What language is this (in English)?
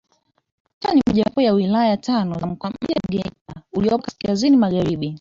Swahili